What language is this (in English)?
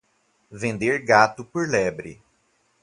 Portuguese